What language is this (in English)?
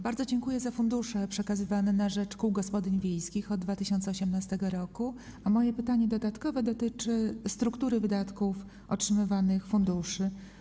Polish